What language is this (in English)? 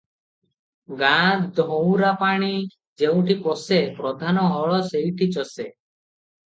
Odia